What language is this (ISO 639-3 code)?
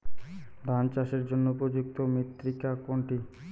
ben